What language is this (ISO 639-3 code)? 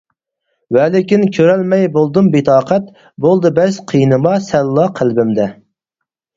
uig